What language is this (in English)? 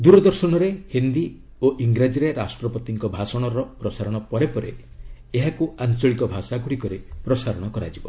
Odia